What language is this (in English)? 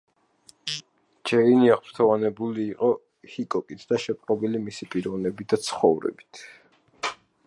Georgian